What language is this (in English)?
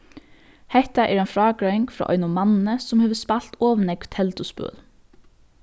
Faroese